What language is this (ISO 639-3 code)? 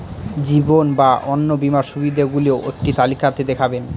ben